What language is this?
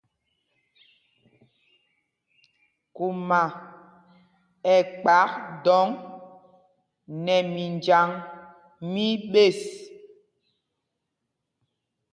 Mpumpong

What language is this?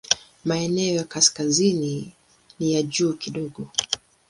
Swahili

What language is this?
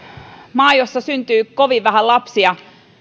Finnish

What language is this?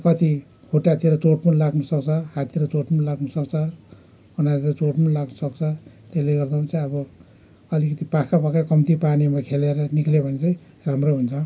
Nepali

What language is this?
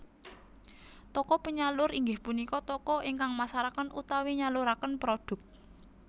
Javanese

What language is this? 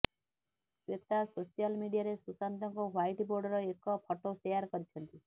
Odia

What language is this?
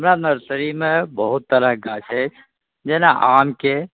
Maithili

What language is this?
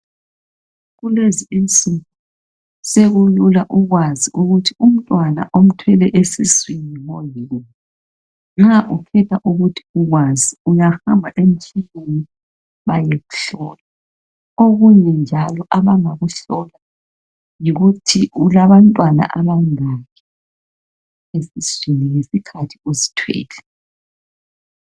North Ndebele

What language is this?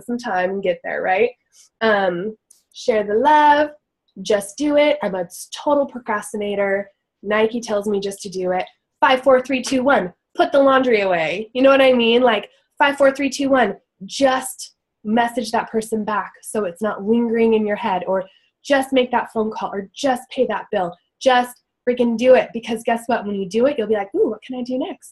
English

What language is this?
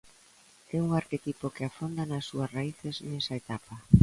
Galician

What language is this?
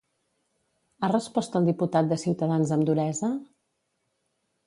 Catalan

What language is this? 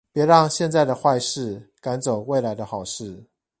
Chinese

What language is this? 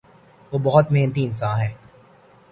Urdu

